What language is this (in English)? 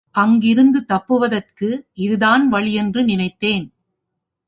Tamil